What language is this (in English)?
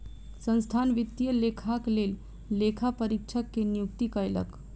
Maithili